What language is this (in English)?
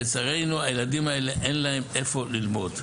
Hebrew